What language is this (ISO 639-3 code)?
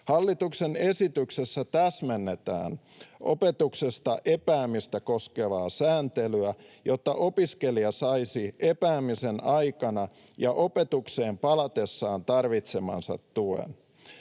fin